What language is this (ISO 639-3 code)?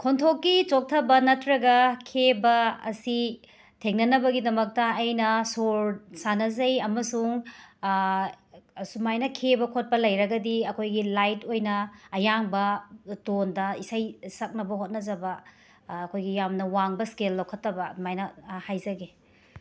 mni